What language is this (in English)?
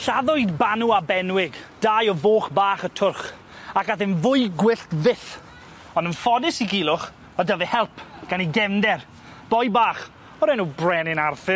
Welsh